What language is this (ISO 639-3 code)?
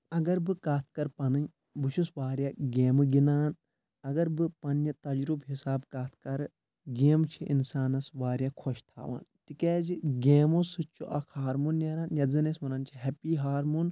kas